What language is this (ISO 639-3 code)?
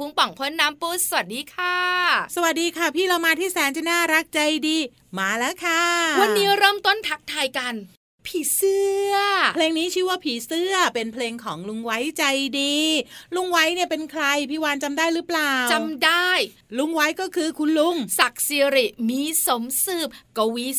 tha